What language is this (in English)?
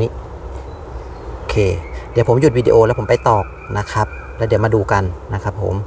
Thai